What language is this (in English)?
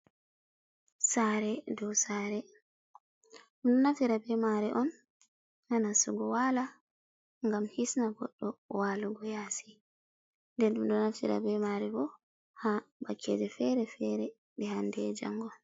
Fula